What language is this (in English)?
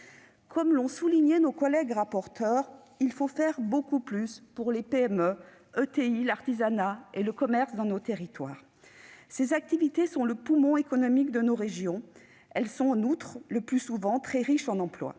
French